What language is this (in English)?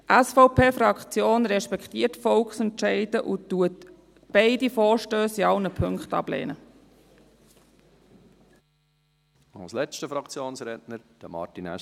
Swiss German